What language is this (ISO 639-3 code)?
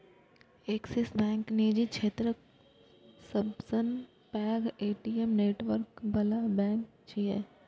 mai